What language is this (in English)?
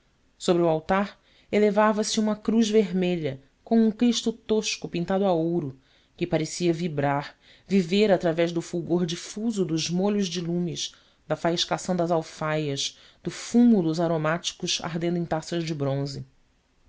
Portuguese